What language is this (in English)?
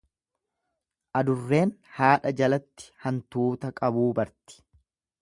Oromo